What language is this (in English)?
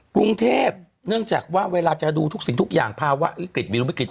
Thai